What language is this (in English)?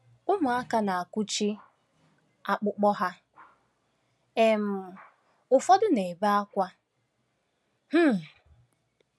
Igbo